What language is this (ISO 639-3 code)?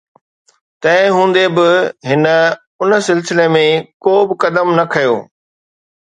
snd